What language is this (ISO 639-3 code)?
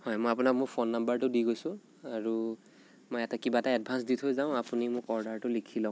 asm